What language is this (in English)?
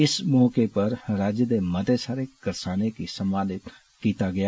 Dogri